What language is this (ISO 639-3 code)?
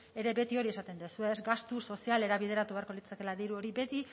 eus